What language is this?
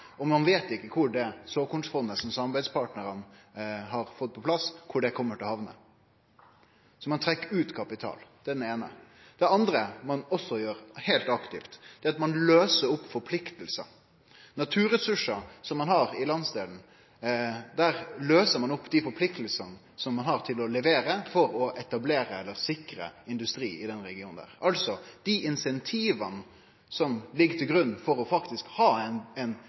Norwegian Nynorsk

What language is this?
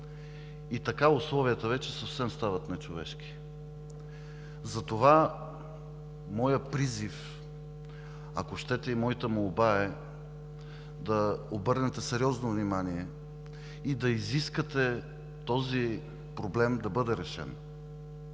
Bulgarian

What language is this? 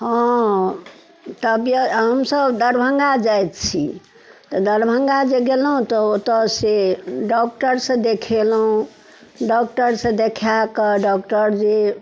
Maithili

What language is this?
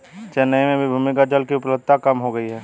Hindi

